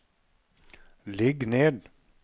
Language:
Norwegian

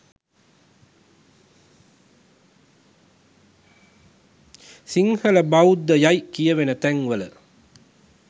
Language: Sinhala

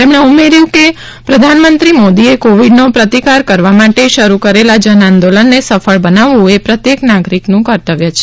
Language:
Gujarati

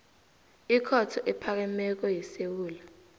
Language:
South Ndebele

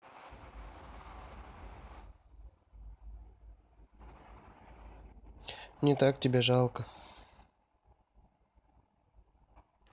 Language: Russian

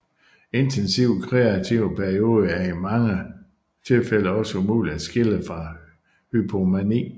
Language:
Danish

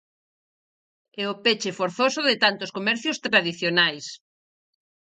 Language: Galician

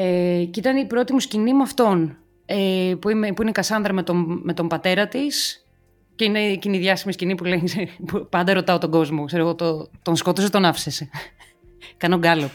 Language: Greek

